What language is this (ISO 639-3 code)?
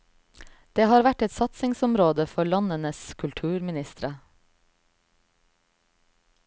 nor